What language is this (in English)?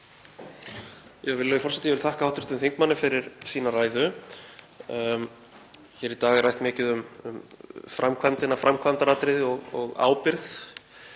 Icelandic